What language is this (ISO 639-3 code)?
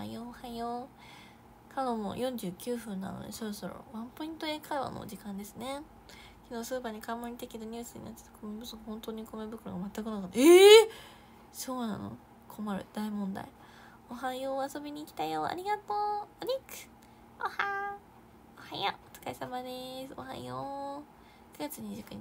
jpn